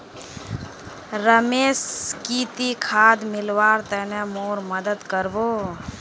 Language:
Magahi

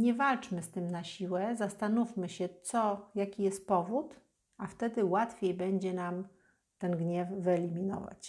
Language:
Polish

